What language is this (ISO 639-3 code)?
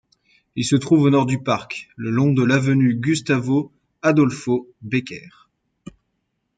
fra